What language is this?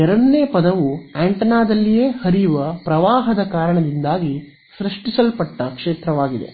Kannada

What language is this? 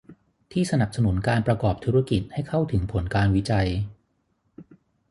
Thai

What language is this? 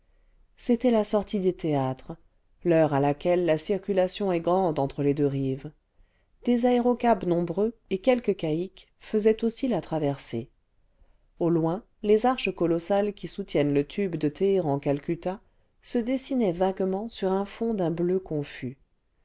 French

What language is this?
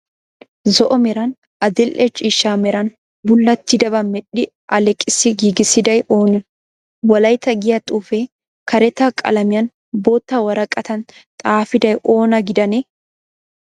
Wolaytta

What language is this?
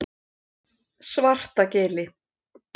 Icelandic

